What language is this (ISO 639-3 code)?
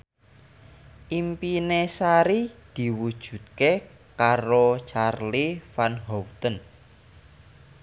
jav